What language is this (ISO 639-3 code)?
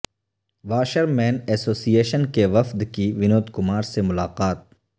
urd